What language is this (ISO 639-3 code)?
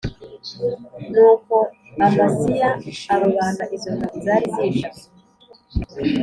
kin